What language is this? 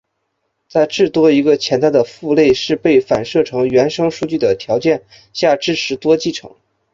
Chinese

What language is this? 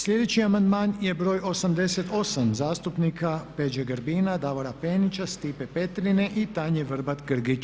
Croatian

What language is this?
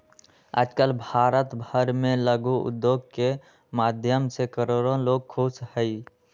Magahi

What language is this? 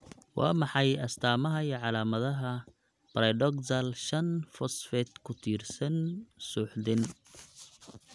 Somali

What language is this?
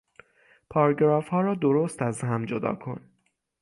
Persian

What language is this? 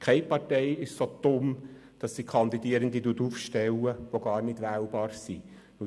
Swiss German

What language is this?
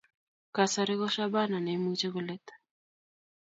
Kalenjin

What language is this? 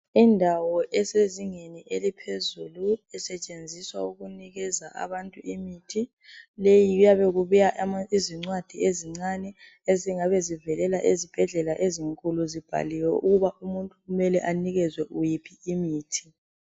North Ndebele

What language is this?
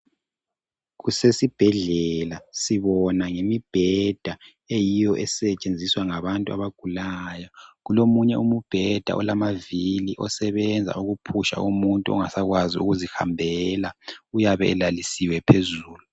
North Ndebele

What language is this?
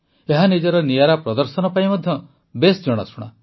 Odia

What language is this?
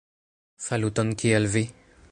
Esperanto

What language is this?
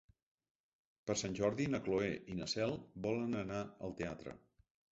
Catalan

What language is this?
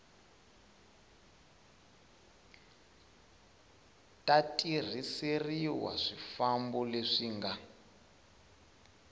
Tsonga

